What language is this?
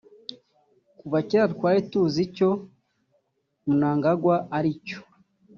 Kinyarwanda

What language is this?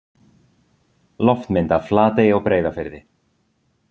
Icelandic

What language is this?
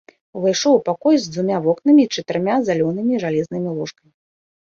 Belarusian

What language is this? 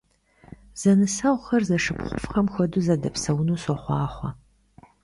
Kabardian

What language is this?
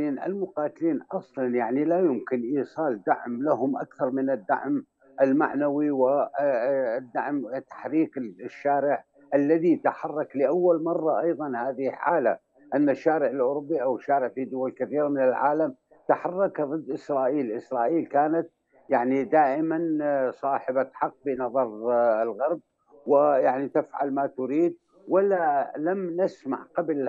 Arabic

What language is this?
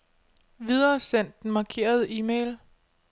Danish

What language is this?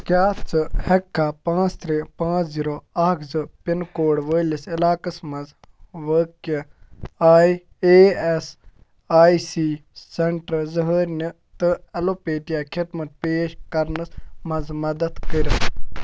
Kashmiri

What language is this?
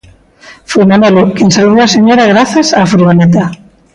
Galician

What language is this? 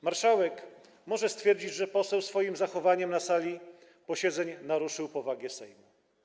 Polish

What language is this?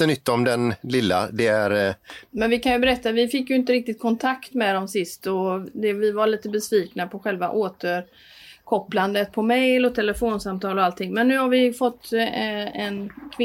Swedish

